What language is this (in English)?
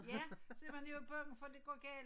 Danish